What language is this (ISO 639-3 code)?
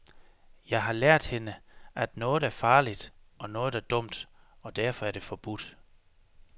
dan